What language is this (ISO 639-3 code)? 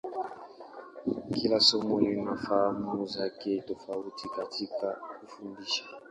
swa